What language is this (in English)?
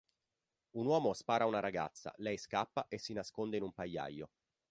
Italian